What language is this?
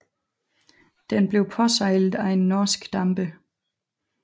Danish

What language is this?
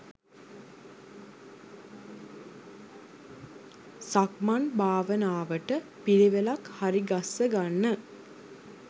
Sinhala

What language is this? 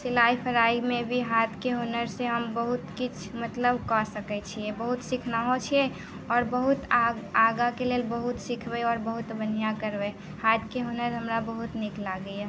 Maithili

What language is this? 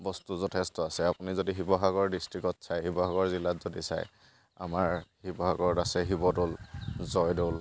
Assamese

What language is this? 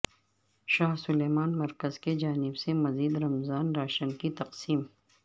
Urdu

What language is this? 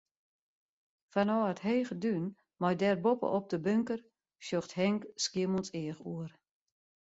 Western Frisian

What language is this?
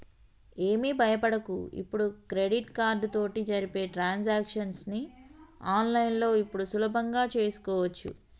Telugu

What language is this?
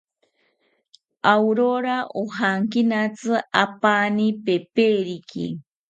South Ucayali Ashéninka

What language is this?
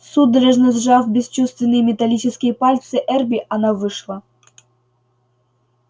Russian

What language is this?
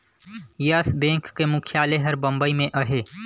Chhattisgarhi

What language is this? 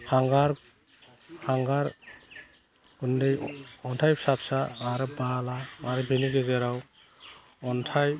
Bodo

